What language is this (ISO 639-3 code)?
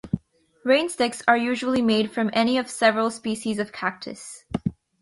eng